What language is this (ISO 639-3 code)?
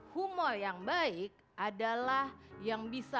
ind